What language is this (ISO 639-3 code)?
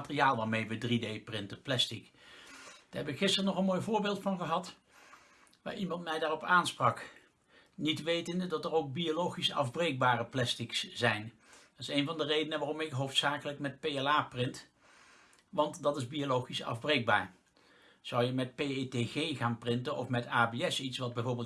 nld